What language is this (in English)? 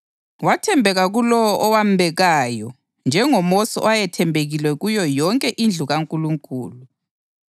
North Ndebele